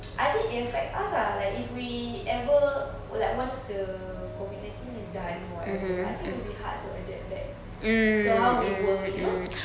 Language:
English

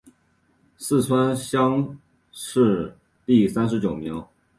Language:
Chinese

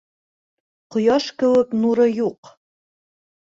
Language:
Bashkir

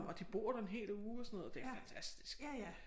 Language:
Danish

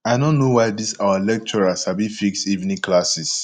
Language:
Nigerian Pidgin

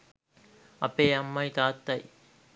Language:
Sinhala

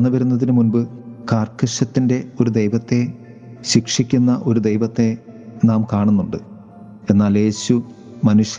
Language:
Malayalam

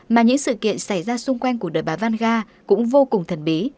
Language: Vietnamese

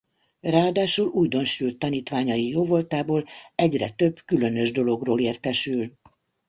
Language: Hungarian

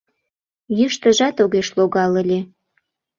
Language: Mari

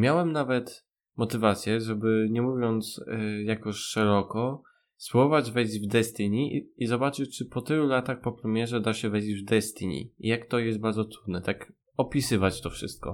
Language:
Polish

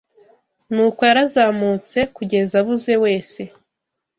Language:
Kinyarwanda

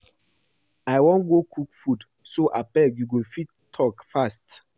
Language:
Nigerian Pidgin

